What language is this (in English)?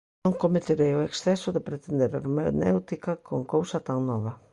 Galician